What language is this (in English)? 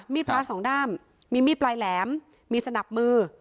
Thai